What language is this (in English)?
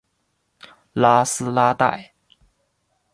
Chinese